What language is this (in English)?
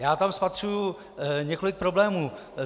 Czech